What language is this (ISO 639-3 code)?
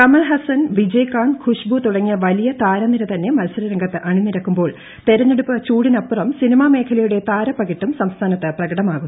mal